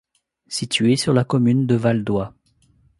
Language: French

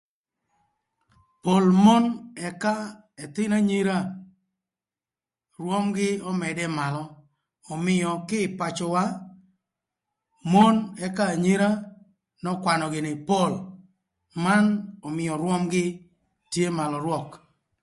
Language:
Thur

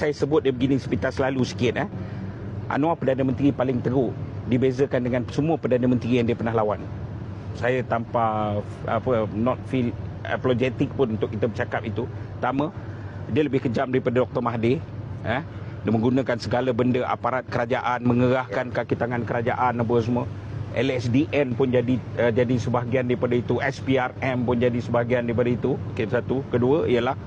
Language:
Malay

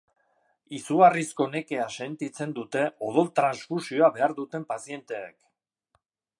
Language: Basque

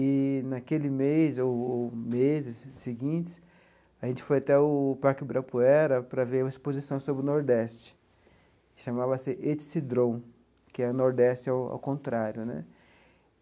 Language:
Portuguese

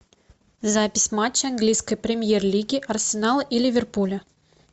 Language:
Russian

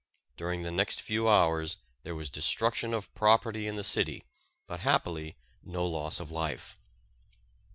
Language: English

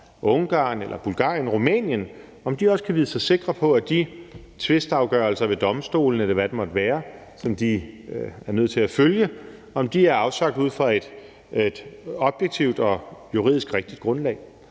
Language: Danish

